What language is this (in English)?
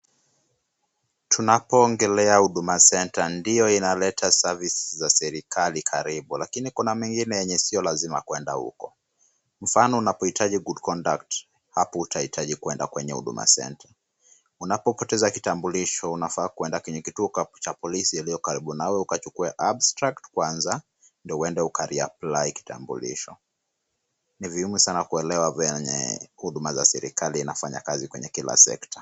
Swahili